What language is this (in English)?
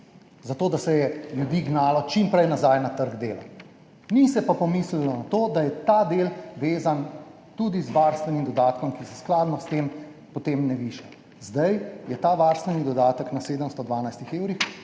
Slovenian